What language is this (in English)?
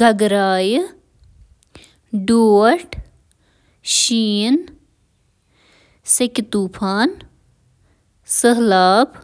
Kashmiri